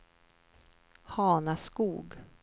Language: Swedish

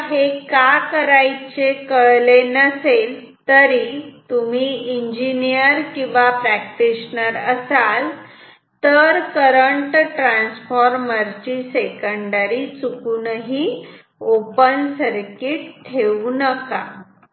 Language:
Marathi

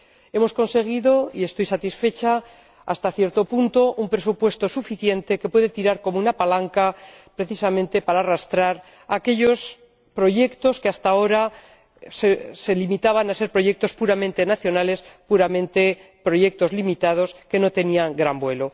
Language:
Spanish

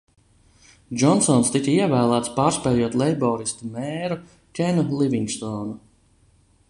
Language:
Latvian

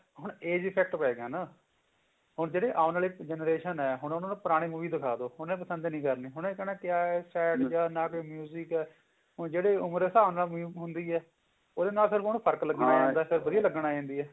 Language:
Punjabi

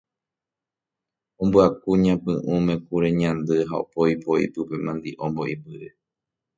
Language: Guarani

